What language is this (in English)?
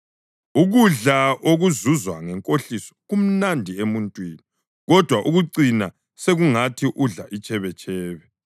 North Ndebele